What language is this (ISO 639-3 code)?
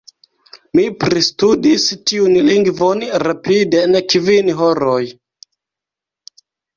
epo